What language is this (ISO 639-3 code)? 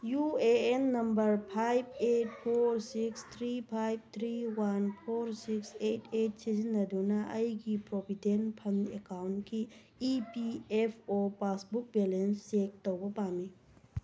mni